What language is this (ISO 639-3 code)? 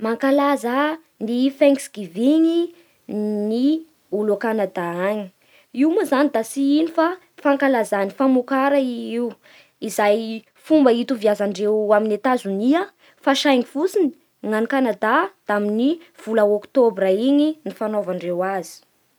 bhr